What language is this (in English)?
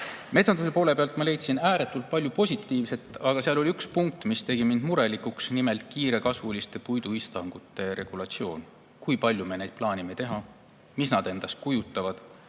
Estonian